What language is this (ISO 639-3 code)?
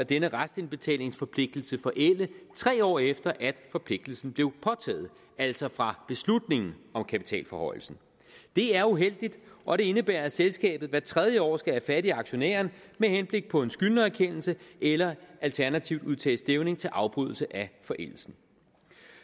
dan